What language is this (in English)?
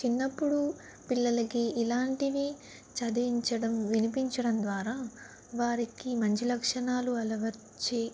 Telugu